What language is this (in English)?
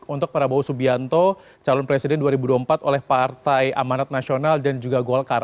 Indonesian